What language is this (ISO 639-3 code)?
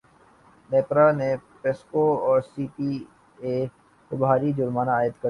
urd